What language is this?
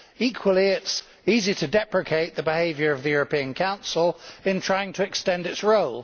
English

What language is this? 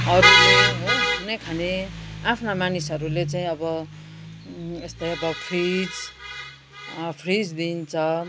Nepali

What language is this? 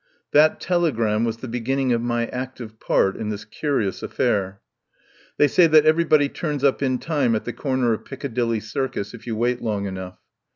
English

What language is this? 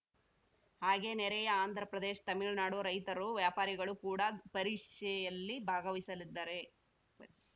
Kannada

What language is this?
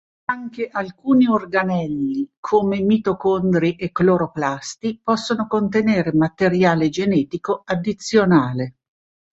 Italian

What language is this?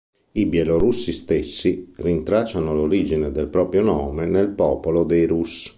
Italian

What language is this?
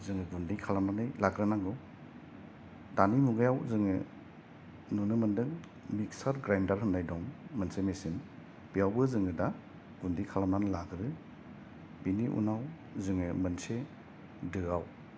Bodo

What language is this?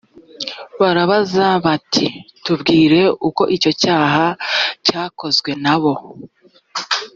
Kinyarwanda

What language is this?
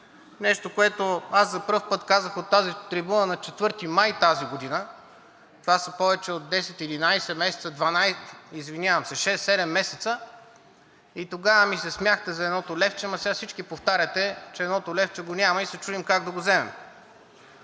Bulgarian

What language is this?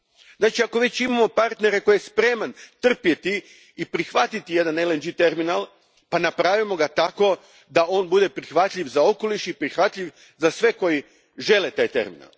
Croatian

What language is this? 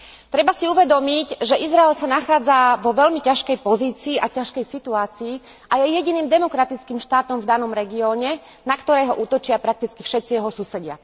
Slovak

